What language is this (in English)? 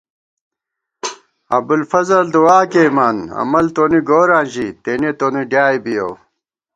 Gawar-Bati